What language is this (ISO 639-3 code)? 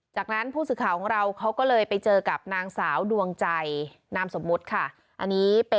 tha